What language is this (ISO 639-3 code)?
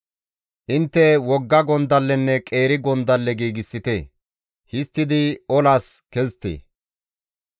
gmv